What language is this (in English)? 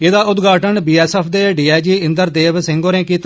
Dogri